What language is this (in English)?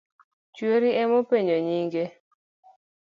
Luo (Kenya and Tanzania)